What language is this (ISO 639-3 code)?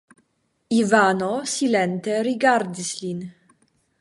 epo